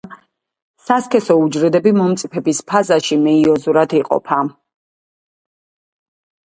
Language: Georgian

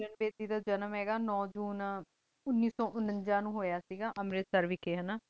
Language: Punjabi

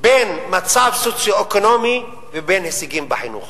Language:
Hebrew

